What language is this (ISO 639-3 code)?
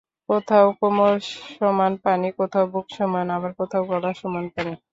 ben